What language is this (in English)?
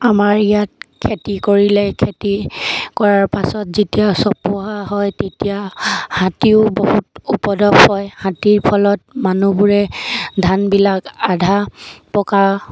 Assamese